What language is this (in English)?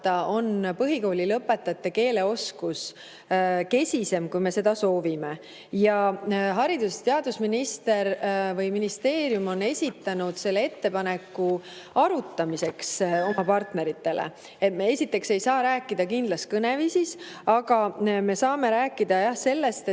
Estonian